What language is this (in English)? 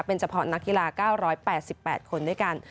Thai